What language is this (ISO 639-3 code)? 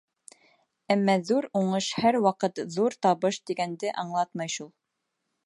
bak